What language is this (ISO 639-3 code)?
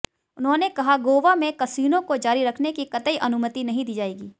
hin